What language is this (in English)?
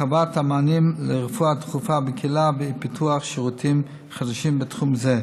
Hebrew